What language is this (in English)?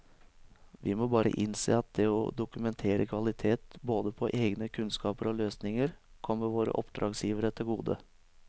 Norwegian